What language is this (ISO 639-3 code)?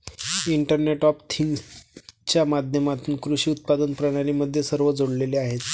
mar